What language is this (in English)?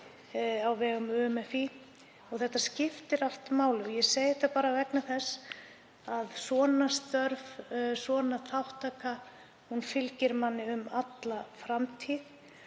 Icelandic